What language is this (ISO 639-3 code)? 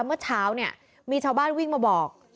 tha